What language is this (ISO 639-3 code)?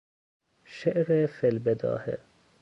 fas